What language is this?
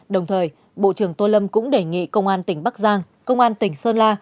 Vietnamese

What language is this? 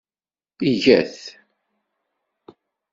Kabyle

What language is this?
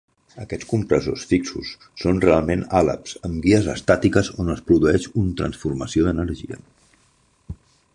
Catalan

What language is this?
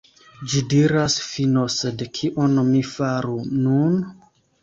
Esperanto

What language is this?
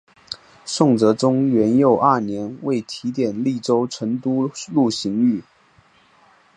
Chinese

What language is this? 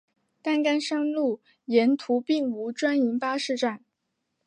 Chinese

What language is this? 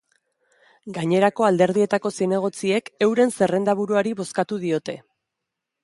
Basque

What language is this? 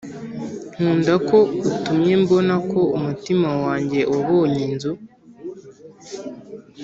Kinyarwanda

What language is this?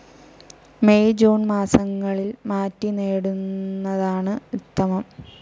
Malayalam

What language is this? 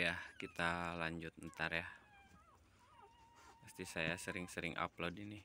Indonesian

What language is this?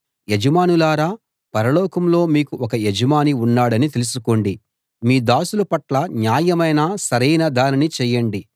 Telugu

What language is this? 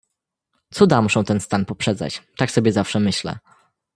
Polish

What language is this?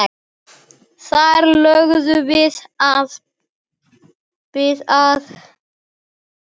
Icelandic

